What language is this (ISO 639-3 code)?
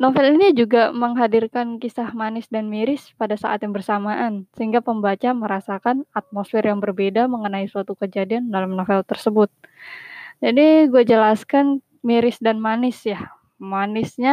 ind